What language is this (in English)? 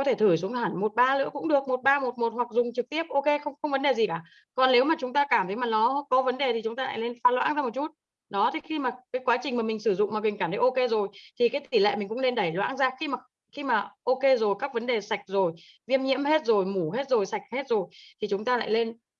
Vietnamese